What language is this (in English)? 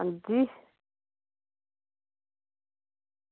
Dogri